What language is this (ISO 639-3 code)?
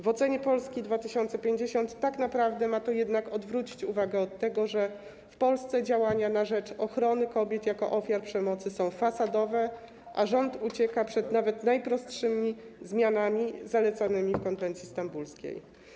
pol